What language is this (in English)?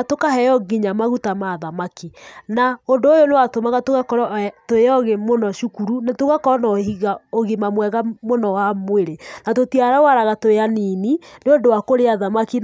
Kikuyu